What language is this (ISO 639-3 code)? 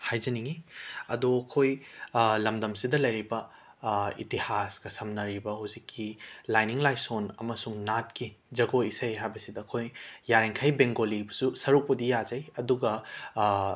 mni